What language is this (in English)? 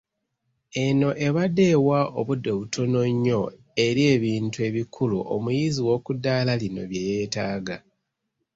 Ganda